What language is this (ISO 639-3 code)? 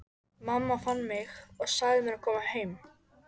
isl